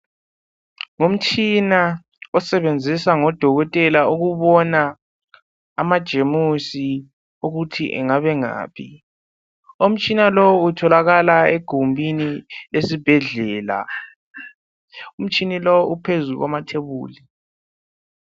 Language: North Ndebele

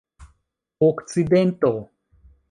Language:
Esperanto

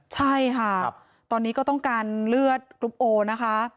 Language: Thai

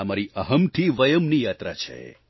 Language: Gujarati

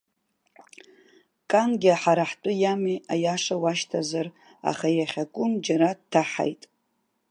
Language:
Abkhazian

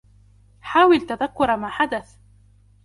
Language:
Arabic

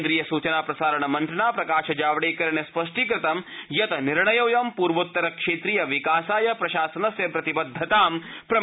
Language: Sanskrit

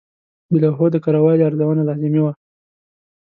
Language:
Pashto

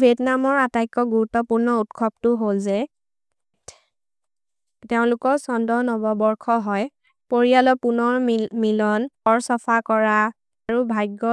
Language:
Maria (India)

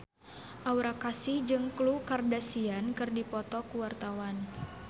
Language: Sundanese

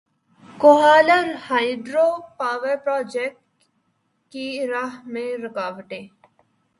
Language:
Urdu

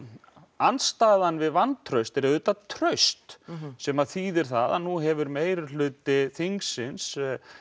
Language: Icelandic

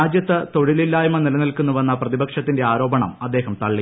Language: Malayalam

